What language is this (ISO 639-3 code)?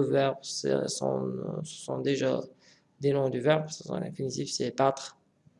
fra